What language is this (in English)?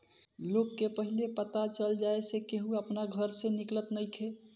Bhojpuri